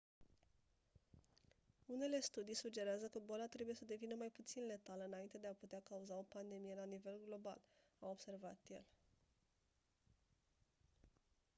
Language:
Romanian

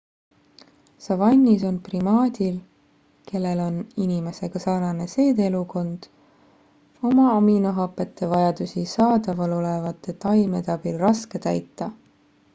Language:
Estonian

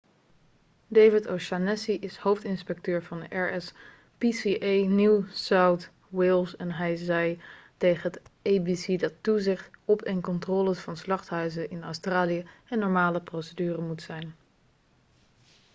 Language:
Dutch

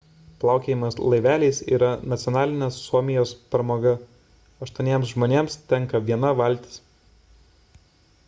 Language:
Lithuanian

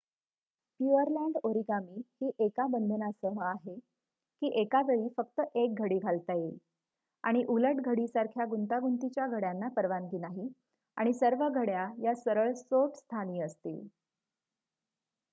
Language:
Marathi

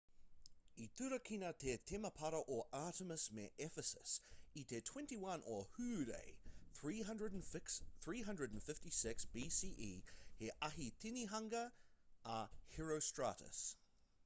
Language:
Māori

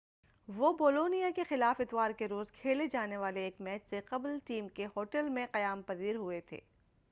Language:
Urdu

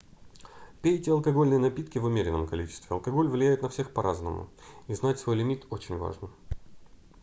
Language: Russian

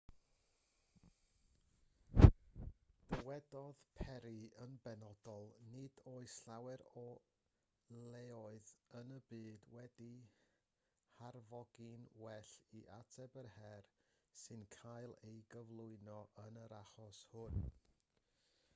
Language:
Welsh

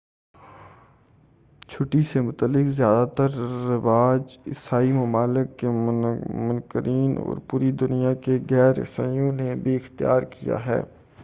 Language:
Urdu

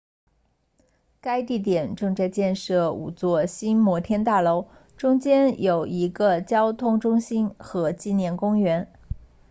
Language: Chinese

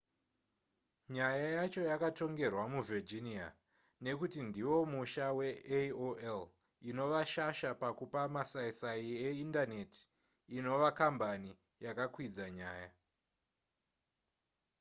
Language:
Shona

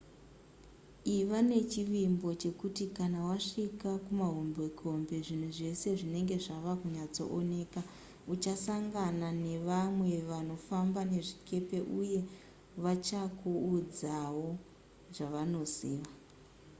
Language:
Shona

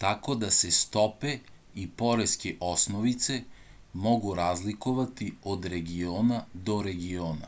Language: Serbian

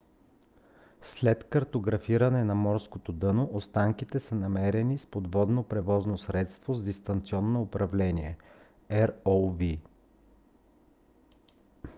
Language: Bulgarian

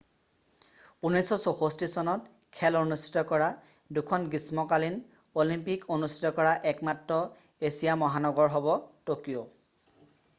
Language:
Assamese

